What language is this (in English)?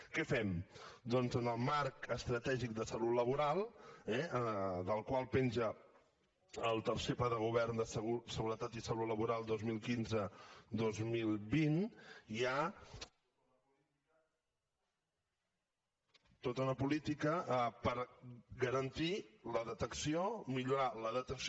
Catalan